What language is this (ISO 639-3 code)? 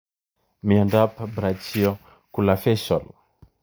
kln